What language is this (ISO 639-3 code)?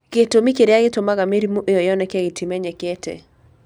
kik